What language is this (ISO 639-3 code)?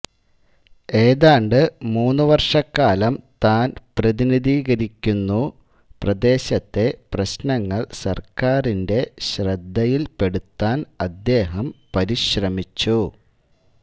mal